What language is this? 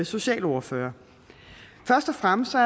Danish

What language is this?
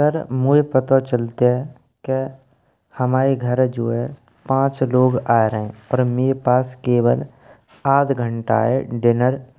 Braj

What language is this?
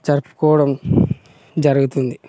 Telugu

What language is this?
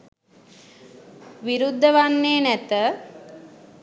Sinhala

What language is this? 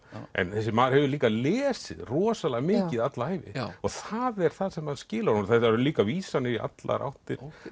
Icelandic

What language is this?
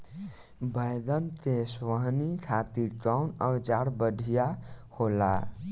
Bhojpuri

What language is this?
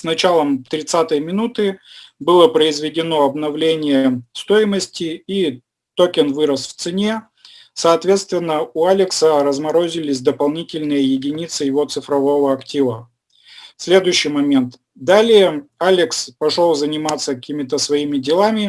Russian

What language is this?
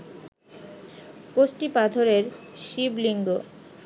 Bangla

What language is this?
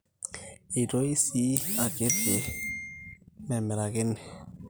Masai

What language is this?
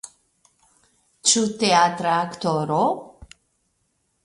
Esperanto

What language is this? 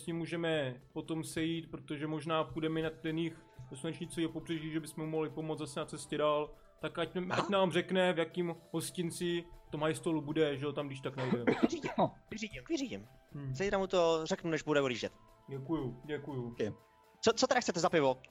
Czech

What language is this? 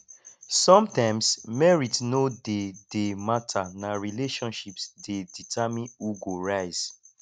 Nigerian Pidgin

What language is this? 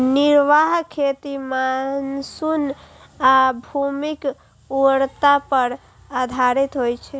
Maithili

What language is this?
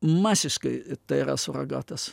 Lithuanian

